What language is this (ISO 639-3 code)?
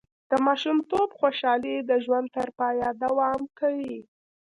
pus